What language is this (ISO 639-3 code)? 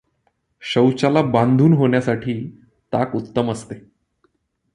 mar